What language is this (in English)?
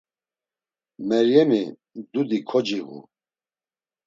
Laz